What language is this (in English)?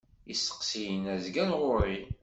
Kabyle